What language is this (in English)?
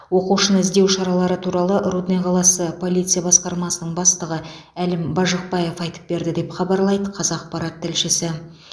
Kazakh